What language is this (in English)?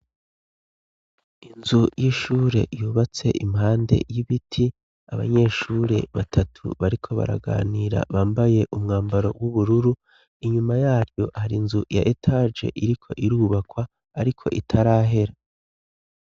Rundi